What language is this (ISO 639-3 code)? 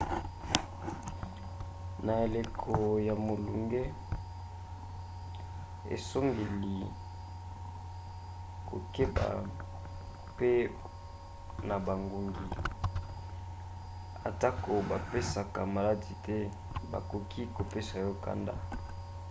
lin